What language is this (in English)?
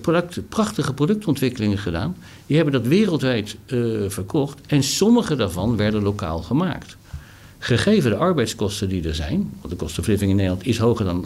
Dutch